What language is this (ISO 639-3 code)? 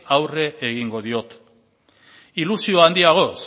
eus